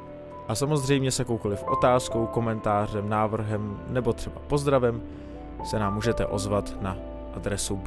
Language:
Czech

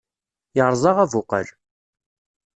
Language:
Kabyle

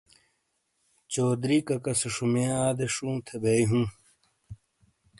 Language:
Shina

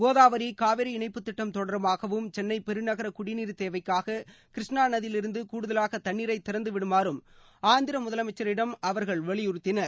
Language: Tamil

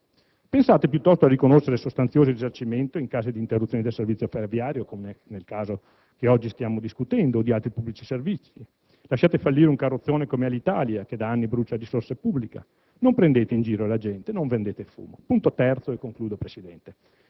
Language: Italian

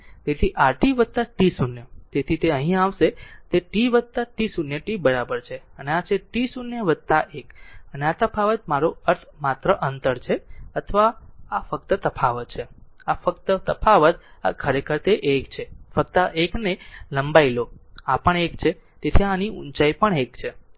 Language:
Gujarati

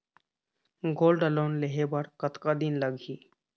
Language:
Chhattisgarhi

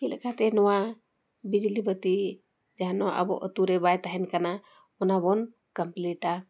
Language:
Santali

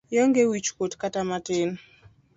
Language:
Luo (Kenya and Tanzania)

